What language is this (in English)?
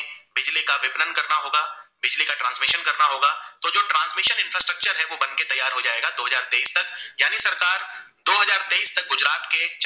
Gujarati